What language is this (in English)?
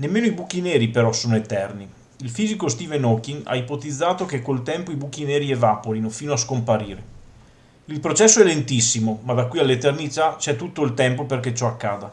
Italian